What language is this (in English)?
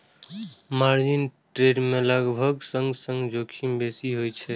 Maithili